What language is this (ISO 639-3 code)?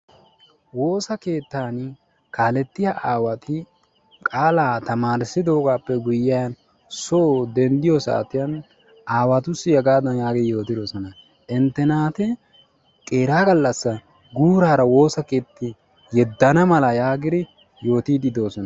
wal